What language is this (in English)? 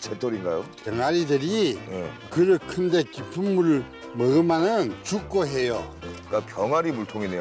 Korean